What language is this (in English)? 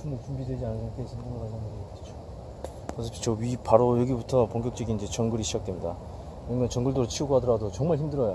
Korean